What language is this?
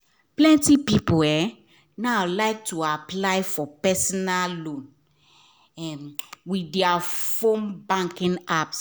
Nigerian Pidgin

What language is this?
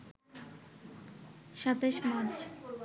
Bangla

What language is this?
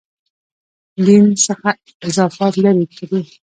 Pashto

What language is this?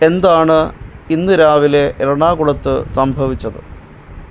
Malayalam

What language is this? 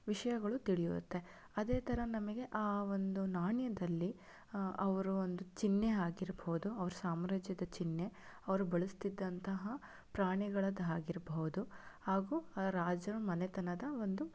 Kannada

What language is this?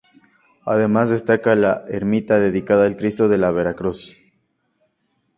Spanish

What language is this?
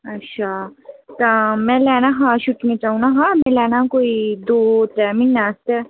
Dogri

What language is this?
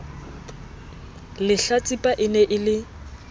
Southern Sotho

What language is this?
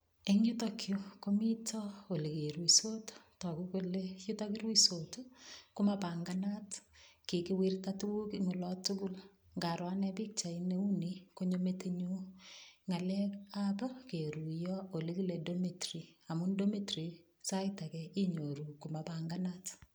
Kalenjin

